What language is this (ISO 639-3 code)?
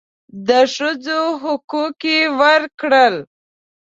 pus